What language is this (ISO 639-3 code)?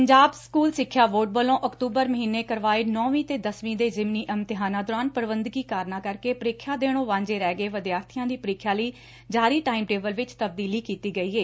pan